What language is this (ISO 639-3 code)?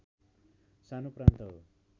nep